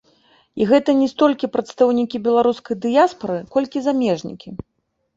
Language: Belarusian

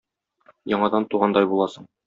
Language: Tatar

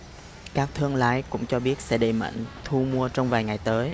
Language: Vietnamese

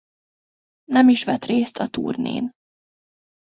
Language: Hungarian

